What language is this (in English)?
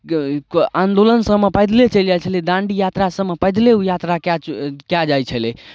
Maithili